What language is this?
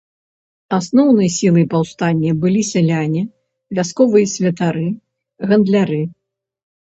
Belarusian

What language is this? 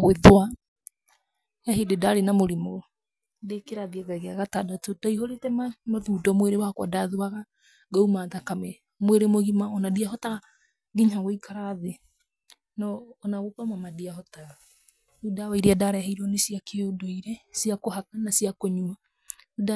Kikuyu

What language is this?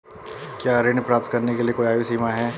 Hindi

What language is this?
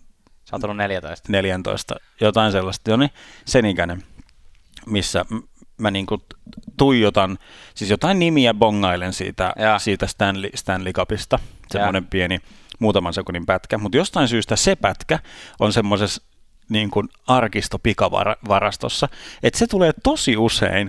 Finnish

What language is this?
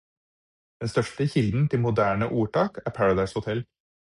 Norwegian Bokmål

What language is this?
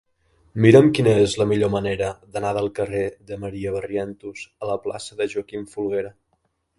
Catalan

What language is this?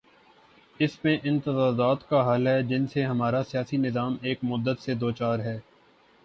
Urdu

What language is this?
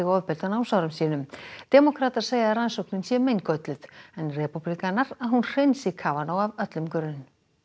Icelandic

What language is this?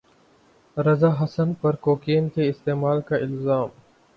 Urdu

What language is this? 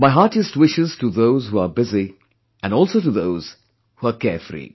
English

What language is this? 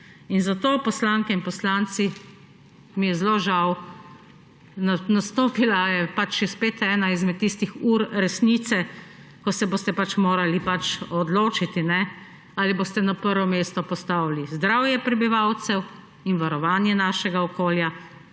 Slovenian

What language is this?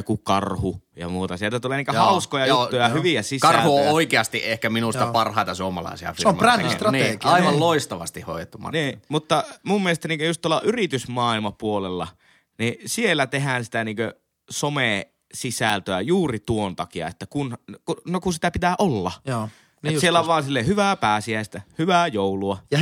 Finnish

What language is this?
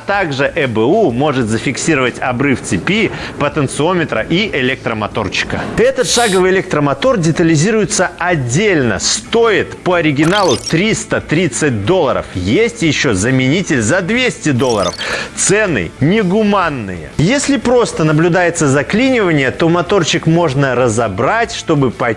Russian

